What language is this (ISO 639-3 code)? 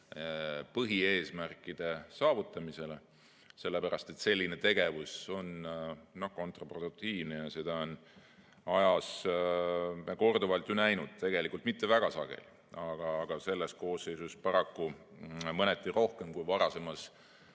est